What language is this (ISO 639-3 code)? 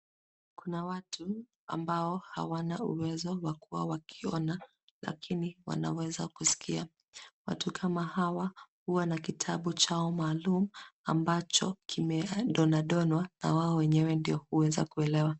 swa